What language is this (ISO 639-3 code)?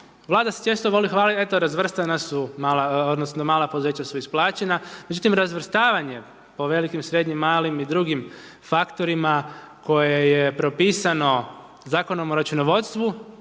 hrv